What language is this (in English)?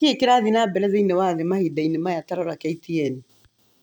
Kikuyu